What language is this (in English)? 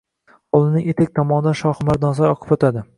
Uzbek